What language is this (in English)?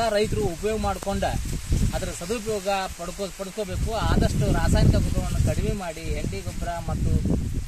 Thai